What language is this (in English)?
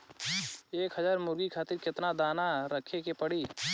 Bhojpuri